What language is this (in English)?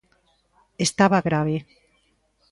Galician